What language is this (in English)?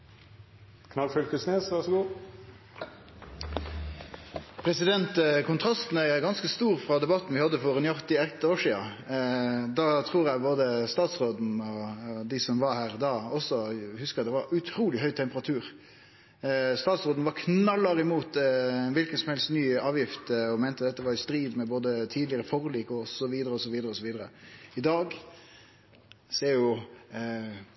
Norwegian Nynorsk